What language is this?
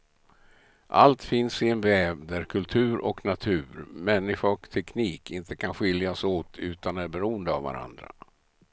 Swedish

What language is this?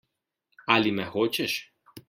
Slovenian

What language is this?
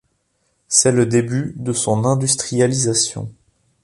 French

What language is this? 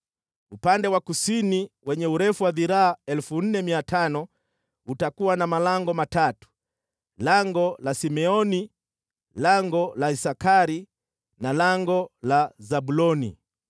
Swahili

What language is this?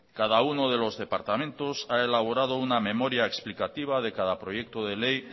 Spanish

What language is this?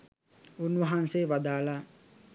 Sinhala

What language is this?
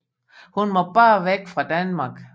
Danish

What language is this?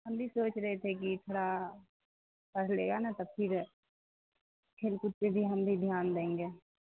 Urdu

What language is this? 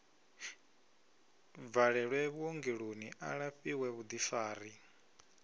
Venda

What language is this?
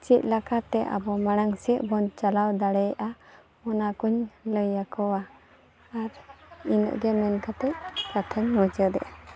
Santali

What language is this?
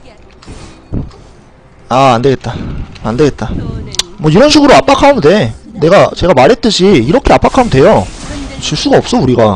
Korean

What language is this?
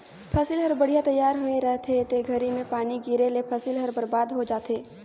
Chhattisgarhi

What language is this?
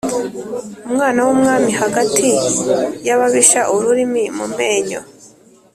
Kinyarwanda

